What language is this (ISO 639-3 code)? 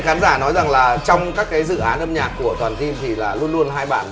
vie